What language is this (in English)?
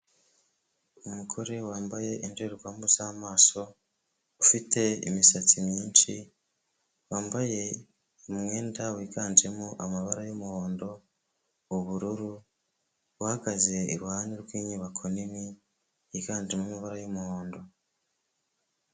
Kinyarwanda